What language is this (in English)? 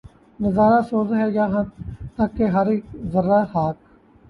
Urdu